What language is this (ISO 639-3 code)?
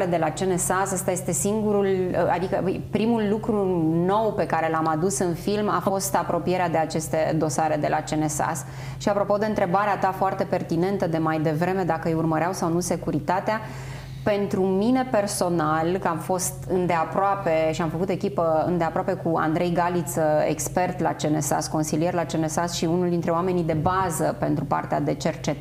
ron